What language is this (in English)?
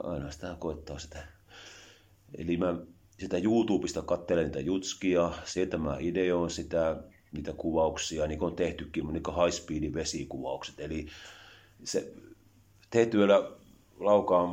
Finnish